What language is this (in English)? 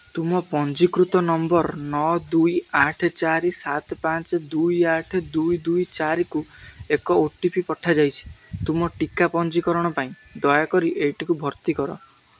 Odia